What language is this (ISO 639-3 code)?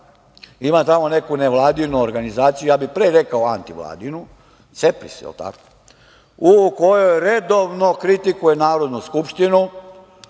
srp